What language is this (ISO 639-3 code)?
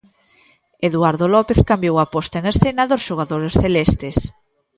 glg